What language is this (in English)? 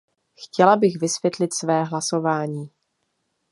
Czech